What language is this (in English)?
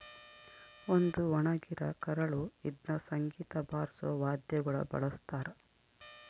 Kannada